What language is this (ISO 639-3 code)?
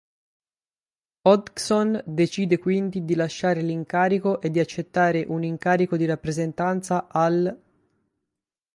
ita